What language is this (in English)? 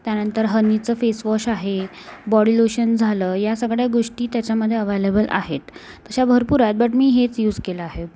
Marathi